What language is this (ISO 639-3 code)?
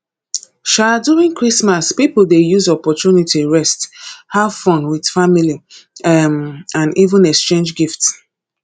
pcm